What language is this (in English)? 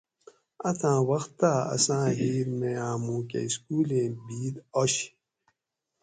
Gawri